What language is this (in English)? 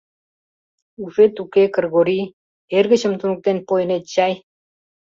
Mari